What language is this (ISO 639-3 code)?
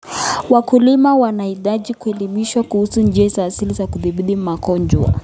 kln